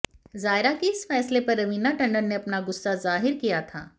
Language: Hindi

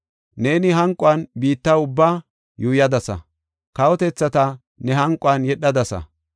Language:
Gofa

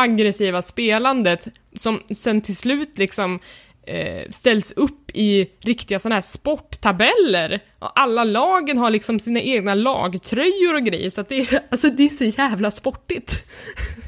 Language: Swedish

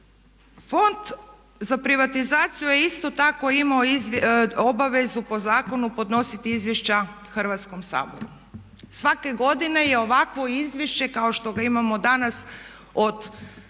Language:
Croatian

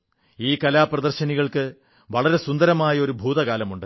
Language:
Malayalam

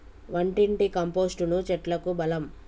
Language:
Telugu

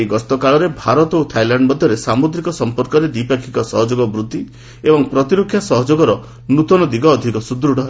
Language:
Odia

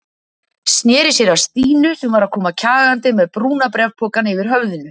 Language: Icelandic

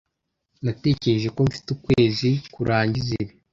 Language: Kinyarwanda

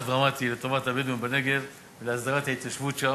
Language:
Hebrew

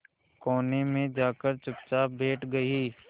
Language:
Hindi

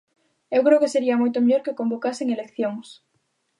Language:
Galician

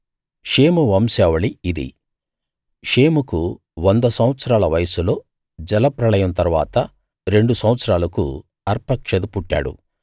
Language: Telugu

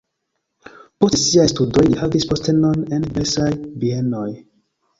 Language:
Esperanto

